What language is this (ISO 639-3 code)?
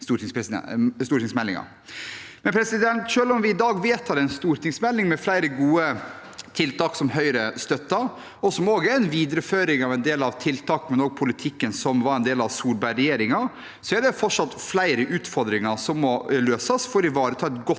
nor